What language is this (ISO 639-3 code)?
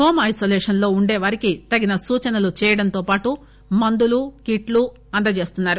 tel